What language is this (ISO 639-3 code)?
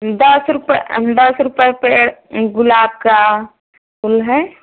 hin